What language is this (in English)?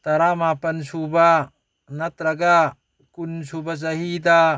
Manipuri